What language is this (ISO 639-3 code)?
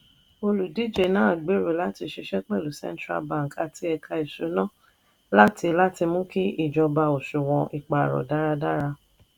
yor